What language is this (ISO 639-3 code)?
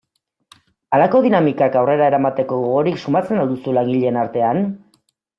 eus